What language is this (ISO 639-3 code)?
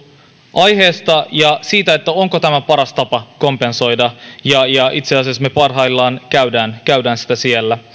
fin